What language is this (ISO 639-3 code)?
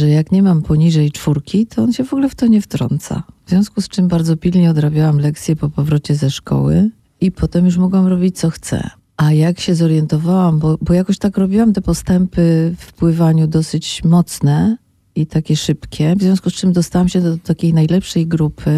pol